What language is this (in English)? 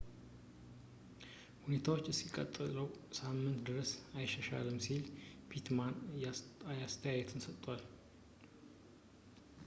Amharic